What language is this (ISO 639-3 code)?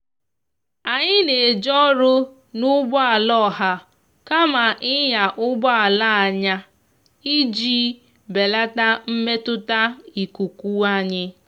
ibo